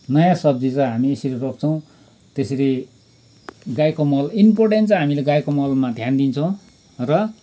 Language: Nepali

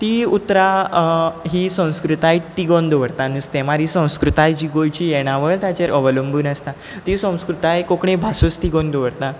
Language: Konkani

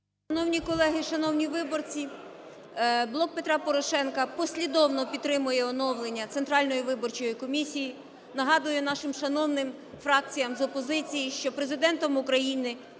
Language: Ukrainian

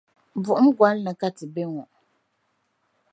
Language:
Dagbani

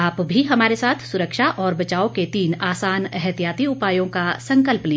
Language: Hindi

